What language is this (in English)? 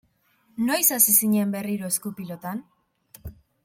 Basque